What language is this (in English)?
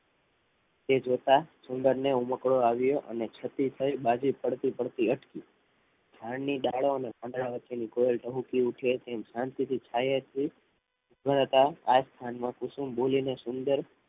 Gujarati